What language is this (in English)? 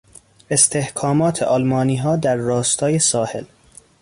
Persian